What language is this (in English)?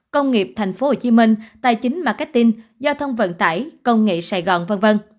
Vietnamese